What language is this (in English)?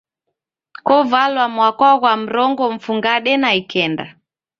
Taita